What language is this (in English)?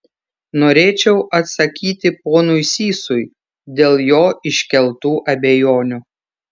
Lithuanian